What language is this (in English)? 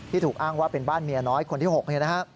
Thai